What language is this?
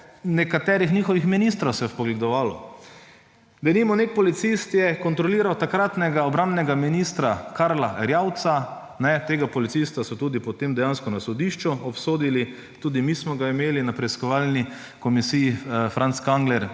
Slovenian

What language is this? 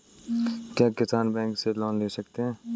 Hindi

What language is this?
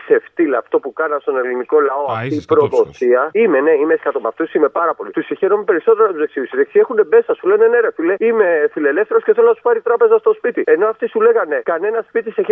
Greek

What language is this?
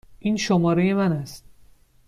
Persian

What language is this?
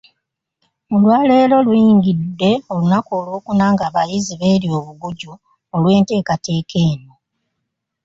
Ganda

